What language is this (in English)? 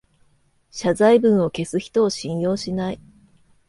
Japanese